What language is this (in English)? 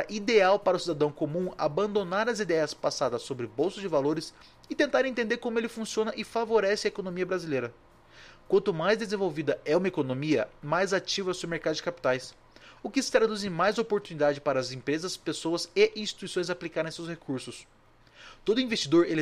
Portuguese